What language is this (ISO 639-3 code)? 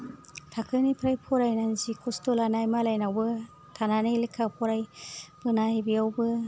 brx